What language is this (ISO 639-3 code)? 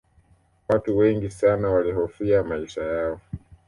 swa